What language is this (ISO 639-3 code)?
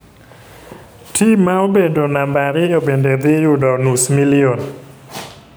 luo